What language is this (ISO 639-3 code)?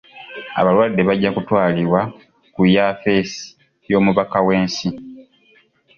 lug